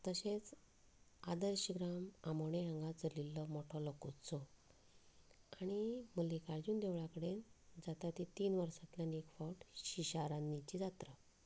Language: Konkani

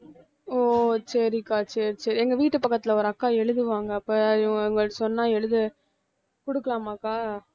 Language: Tamil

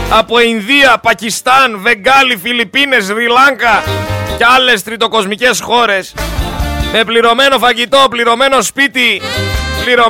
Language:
Greek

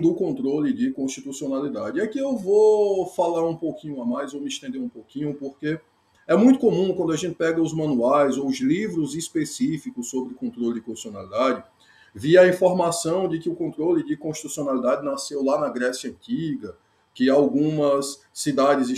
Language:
Portuguese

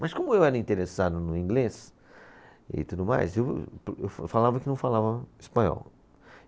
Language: Portuguese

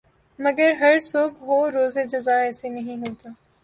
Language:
Urdu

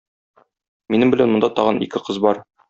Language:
Tatar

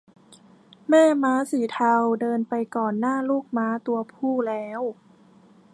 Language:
Thai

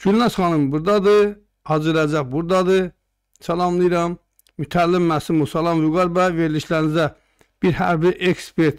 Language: Turkish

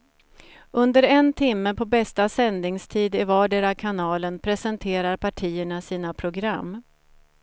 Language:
Swedish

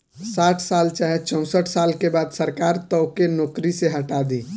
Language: Bhojpuri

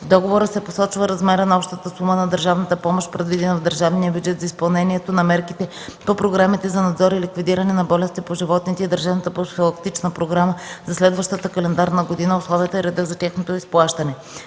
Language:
Bulgarian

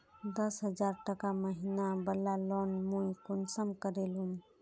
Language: Magahi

